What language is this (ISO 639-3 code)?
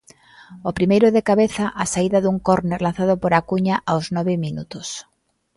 glg